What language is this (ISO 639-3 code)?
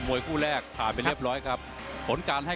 tha